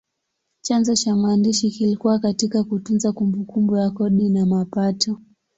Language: Swahili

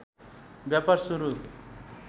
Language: Nepali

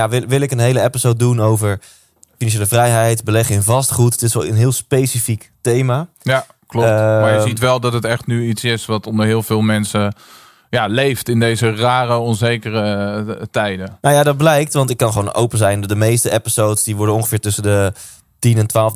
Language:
Dutch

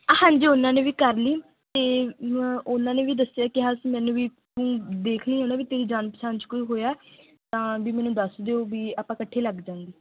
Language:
Punjabi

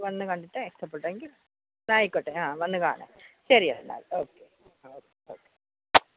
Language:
Malayalam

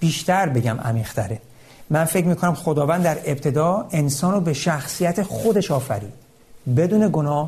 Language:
Persian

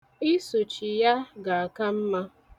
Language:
Igbo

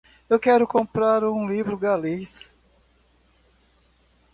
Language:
Portuguese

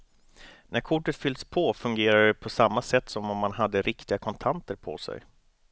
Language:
Swedish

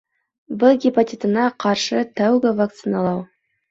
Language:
Bashkir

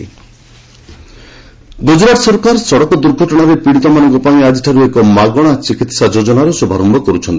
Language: Odia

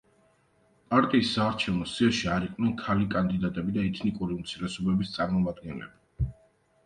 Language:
Georgian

